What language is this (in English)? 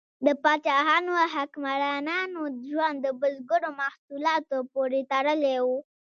Pashto